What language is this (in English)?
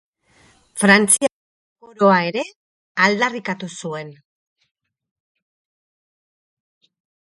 Basque